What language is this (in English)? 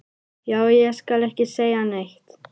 Icelandic